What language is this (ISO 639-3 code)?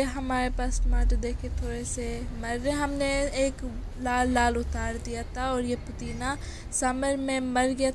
ron